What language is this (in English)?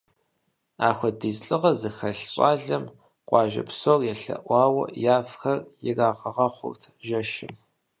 Kabardian